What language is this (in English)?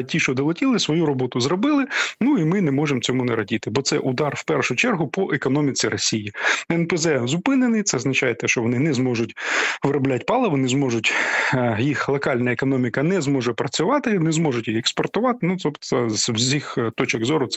Ukrainian